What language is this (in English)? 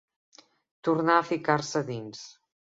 Catalan